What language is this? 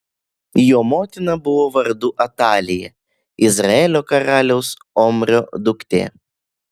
Lithuanian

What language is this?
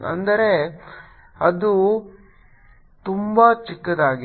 Kannada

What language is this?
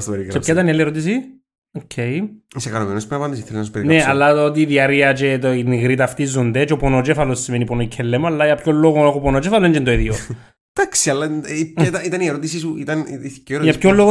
Greek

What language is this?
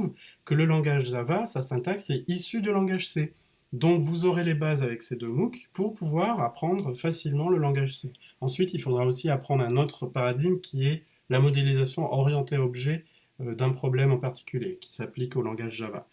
French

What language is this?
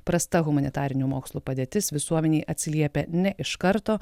Lithuanian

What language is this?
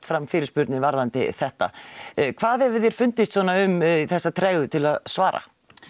Icelandic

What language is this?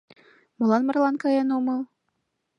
Mari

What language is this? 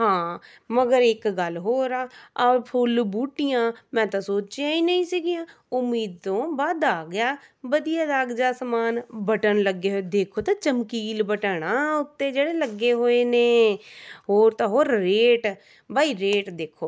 Punjabi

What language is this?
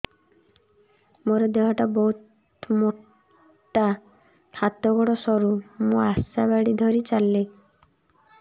Odia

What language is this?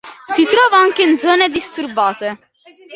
Italian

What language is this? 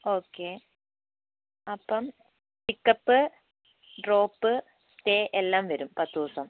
Malayalam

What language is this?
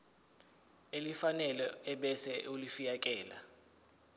Zulu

